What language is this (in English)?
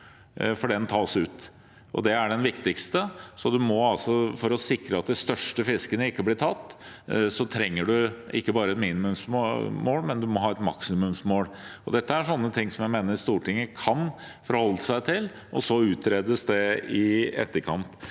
Norwegian